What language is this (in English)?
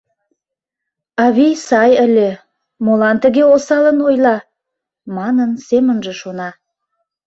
Mari